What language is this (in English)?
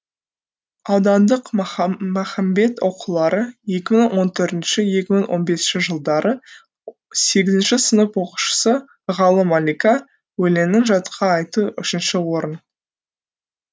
Kazakh